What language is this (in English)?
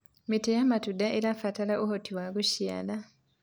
Kikuyu